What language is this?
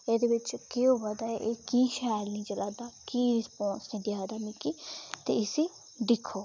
Dogri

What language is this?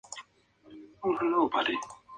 Spanish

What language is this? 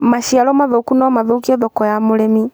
Kikuyu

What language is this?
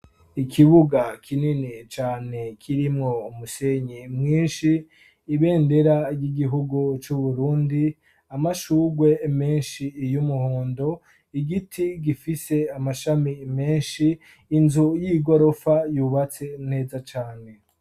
Rundi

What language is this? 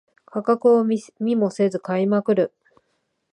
Japanese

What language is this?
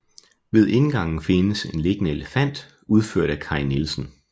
Danish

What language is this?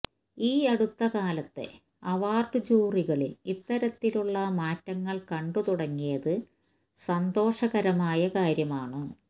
Malayalam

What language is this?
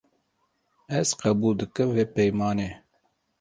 Kurdish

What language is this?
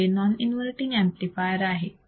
Marathi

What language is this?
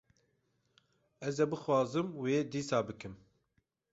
Kurdish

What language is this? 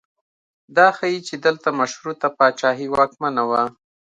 Pashto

